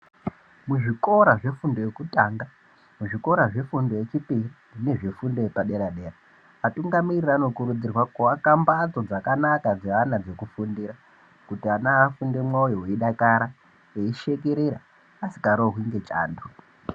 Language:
Ndau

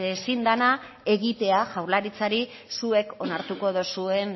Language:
Basque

